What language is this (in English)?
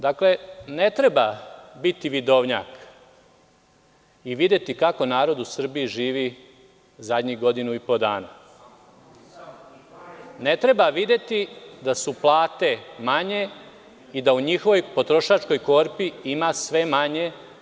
Serbian